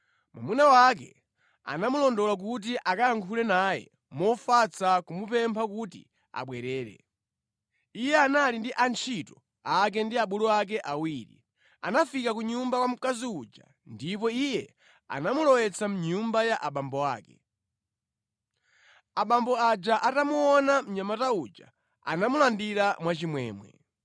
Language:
Nyanja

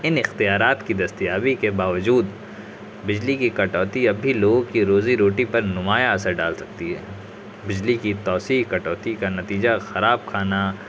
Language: Urdu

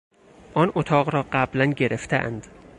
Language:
Persian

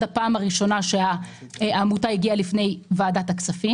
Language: Hebrew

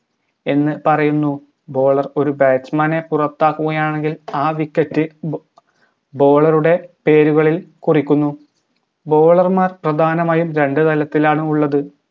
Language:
Malayalam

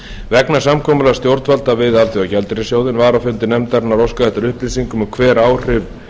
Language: Icelandic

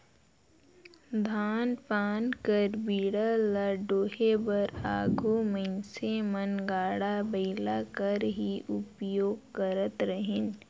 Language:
Chhattisgarhi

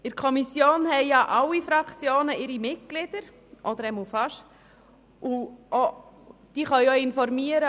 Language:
Swiss German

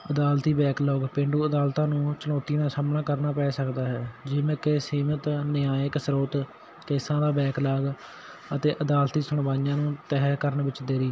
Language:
Punjabi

